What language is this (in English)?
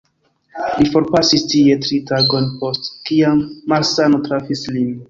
Esperanto